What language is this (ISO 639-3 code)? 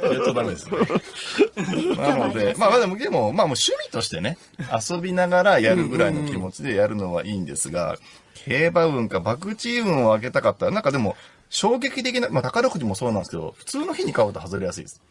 jpn